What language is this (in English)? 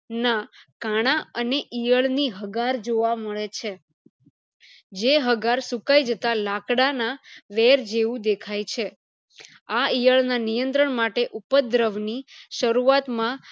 Gujarati